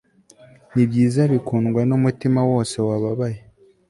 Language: Kinyarwanda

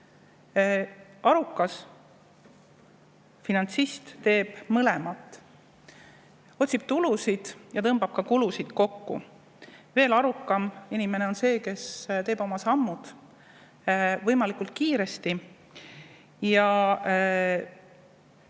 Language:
Estonian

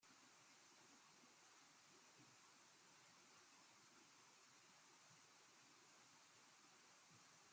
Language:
Chinese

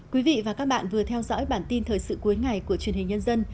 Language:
Vietnamese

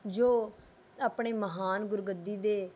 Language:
Punjabi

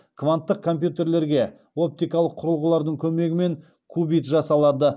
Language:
Kazakh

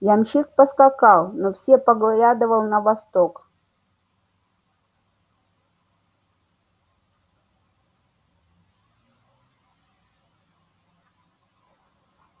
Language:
Russian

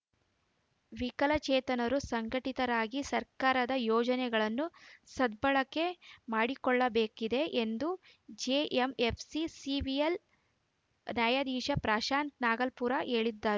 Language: Kannada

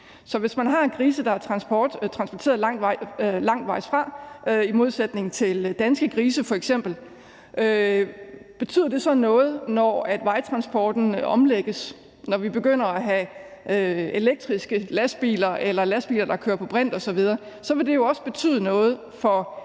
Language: Danish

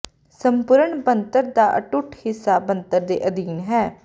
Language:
Punjabi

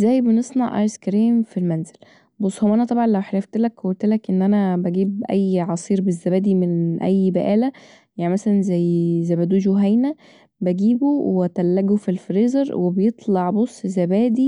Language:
Egyptian Arabic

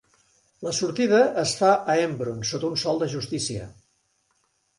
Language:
Catalan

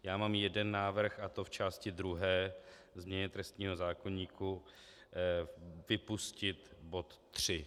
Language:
Czech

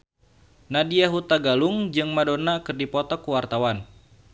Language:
Sundanese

